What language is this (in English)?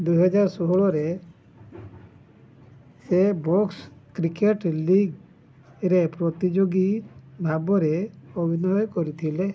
Odia